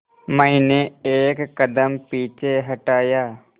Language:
Hindi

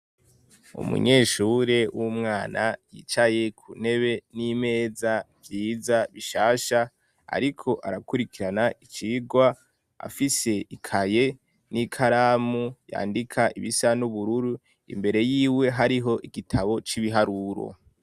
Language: Rundi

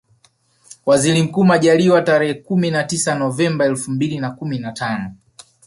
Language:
Swahili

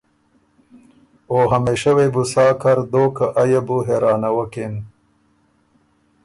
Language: Ormuri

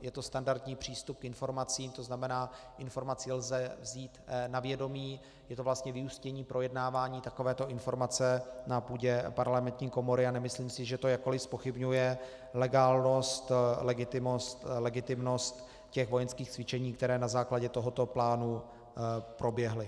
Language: Czech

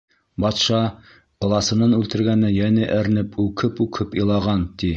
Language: Bashkir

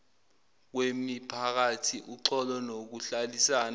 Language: Zulu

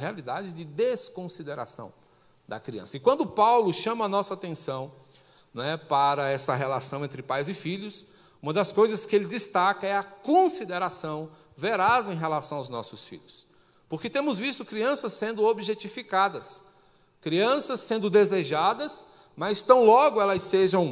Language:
Portuguese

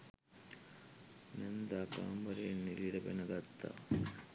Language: Sinhala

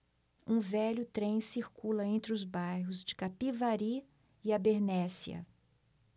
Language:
Portuguese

